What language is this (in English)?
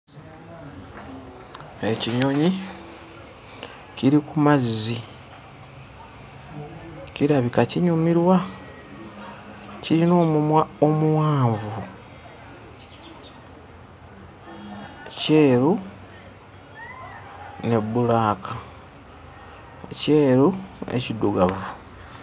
Ganda